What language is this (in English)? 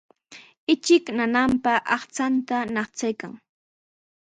Sihuas Ancash Quechua